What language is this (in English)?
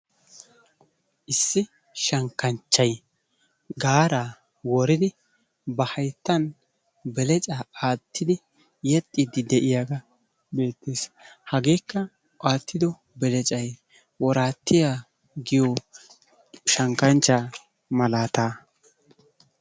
Wolaytta